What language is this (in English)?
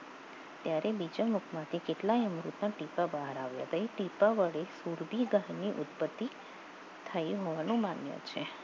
Gujarati